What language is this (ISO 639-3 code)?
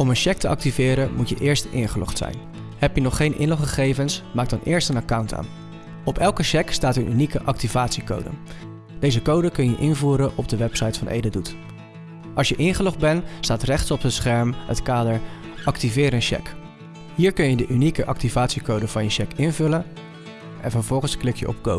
nld